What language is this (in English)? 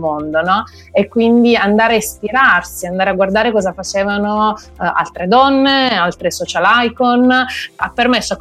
Italian